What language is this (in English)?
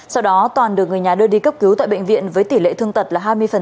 Vietnamese